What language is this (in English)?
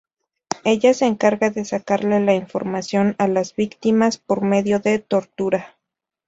Spanish